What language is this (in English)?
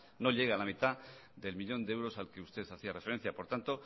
Spanish